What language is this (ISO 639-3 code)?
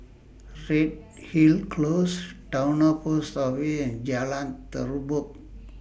eng